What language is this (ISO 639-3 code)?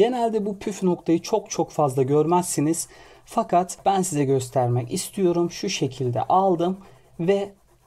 tur